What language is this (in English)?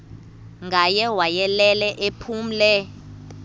Xhosa